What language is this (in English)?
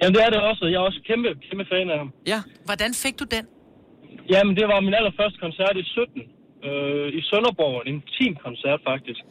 Danish